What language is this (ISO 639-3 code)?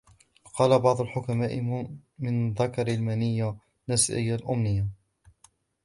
ara